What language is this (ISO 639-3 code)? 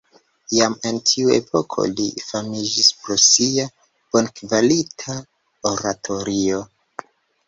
epo